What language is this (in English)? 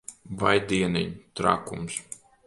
Latvian